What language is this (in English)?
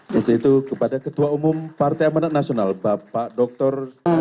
Indonesian